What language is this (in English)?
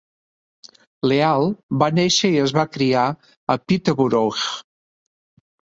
Catalan